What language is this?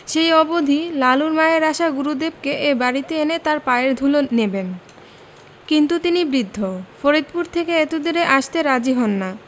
Bangla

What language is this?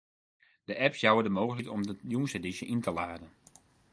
Western Frisian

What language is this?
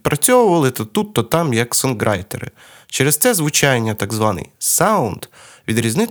Ukrainian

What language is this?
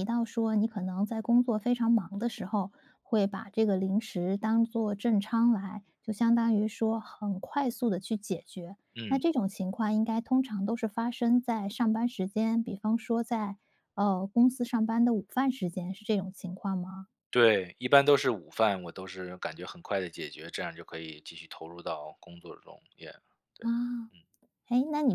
Chinese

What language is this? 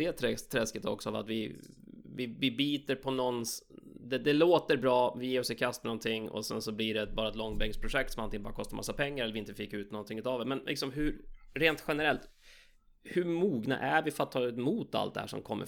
Swedish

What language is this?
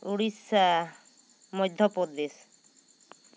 Santali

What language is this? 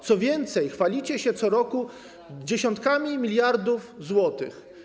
Polish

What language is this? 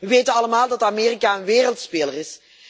Dutch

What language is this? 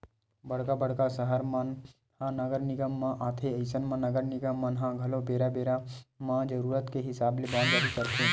Chhattisgarhi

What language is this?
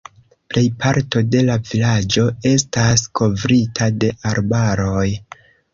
Esperanto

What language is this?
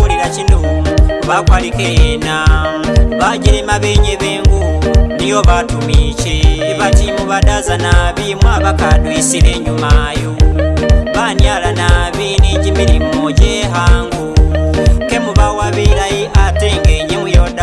Korean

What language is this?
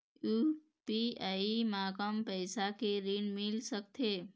Chhattisgarhi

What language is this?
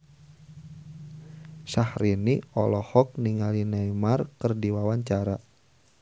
Sundanese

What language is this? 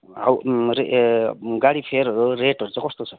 Nepali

